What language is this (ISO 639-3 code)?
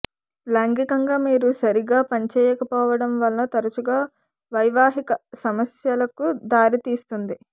tel